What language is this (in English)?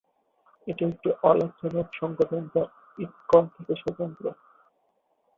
Bangla